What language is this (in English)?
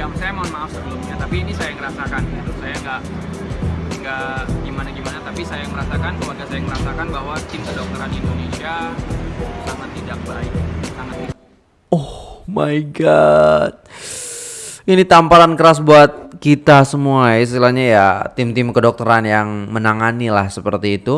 Indonesian